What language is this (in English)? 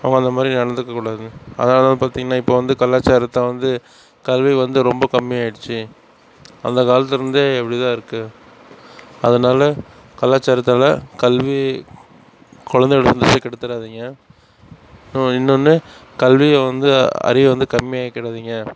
Tamil